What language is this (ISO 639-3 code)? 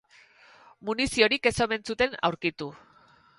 eus